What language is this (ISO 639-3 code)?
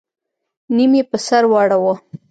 pus